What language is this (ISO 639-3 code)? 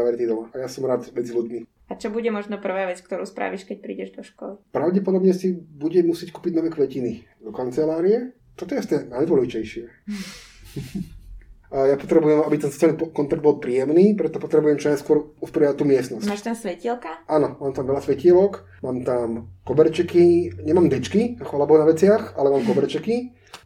slk